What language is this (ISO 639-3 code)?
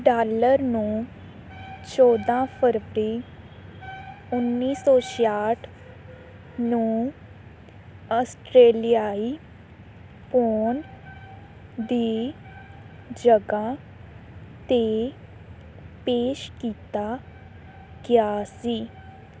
pan